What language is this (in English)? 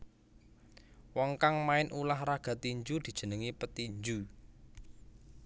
Javanese